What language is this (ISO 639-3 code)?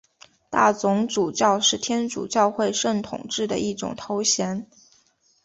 zho